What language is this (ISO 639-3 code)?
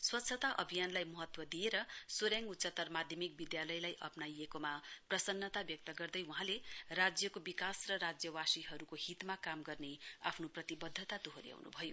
nep